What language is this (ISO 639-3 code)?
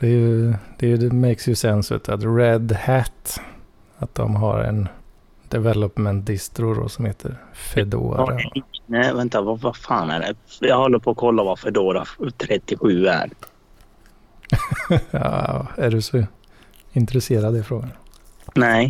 swe